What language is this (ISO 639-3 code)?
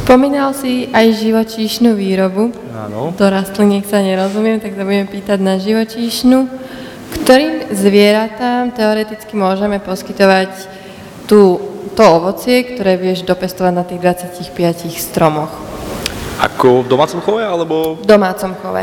slk